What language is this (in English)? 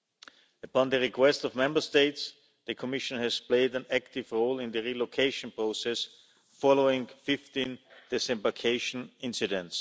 English